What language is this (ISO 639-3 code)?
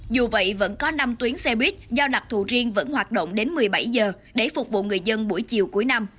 vie